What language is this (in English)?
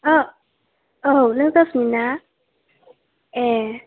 Bodo